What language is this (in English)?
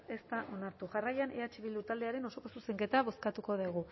Basque